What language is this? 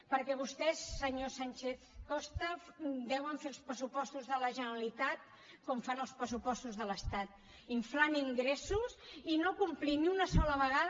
Catalan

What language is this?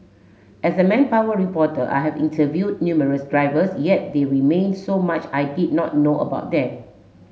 English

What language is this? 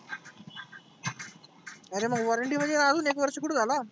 Marathi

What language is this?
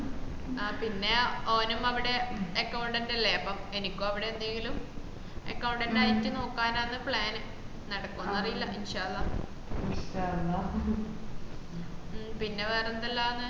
Malayalam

